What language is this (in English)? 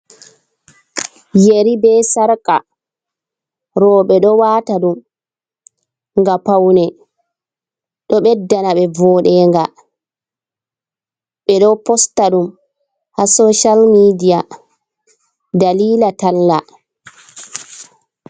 Fula